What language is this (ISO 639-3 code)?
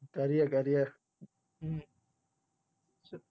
guj